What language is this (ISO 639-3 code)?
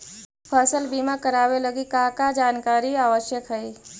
mag